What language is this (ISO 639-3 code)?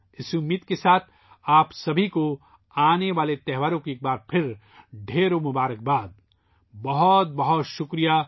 urd